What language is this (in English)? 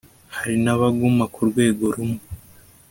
Kinyarwanda